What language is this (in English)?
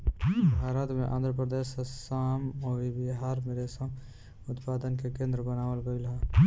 Bhojpuri